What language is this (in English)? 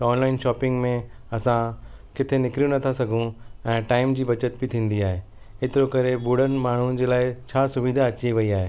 Sindhi